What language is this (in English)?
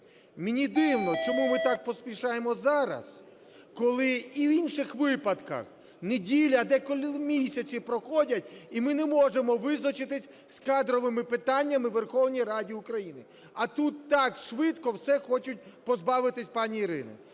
Ukrainian